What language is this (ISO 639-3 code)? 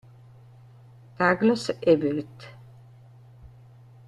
ita